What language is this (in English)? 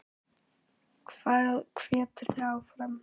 Icelandic